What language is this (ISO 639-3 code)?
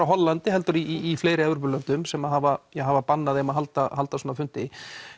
isl